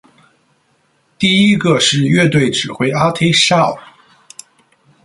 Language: Chinese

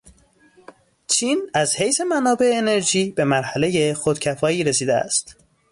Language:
Persian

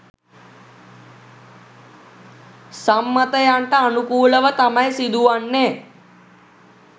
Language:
Sinhala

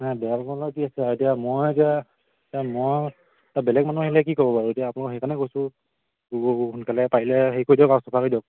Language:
Assamese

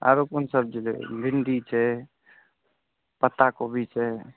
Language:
Maithili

